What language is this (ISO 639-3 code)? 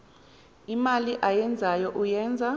xho